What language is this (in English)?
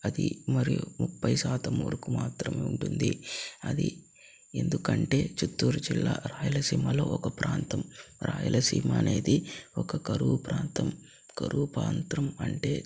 Telugu